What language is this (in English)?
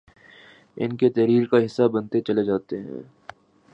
Urdu